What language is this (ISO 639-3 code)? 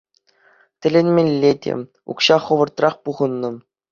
chv